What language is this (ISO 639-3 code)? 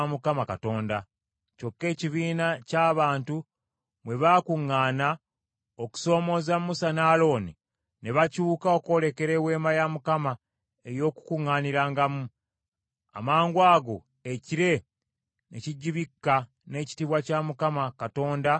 lug